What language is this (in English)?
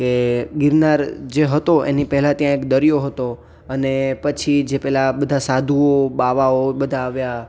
Gujarati